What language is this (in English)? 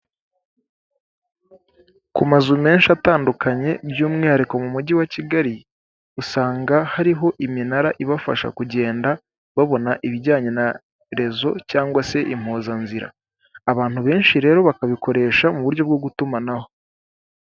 Kinyarwanda